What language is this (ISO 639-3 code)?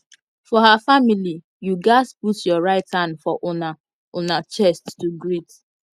pcm